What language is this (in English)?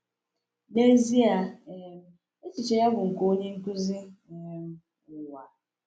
Igbo